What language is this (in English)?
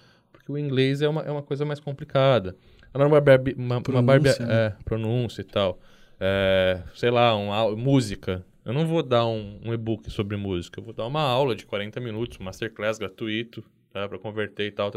Portuguese